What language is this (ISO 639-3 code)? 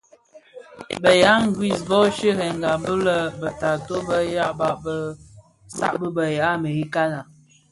ksf